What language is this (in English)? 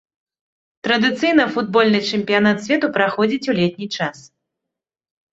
Belarusian